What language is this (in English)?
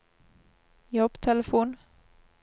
Norwegian